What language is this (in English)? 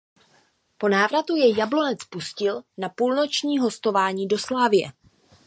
Czech